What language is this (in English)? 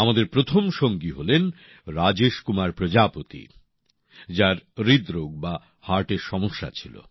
Bangla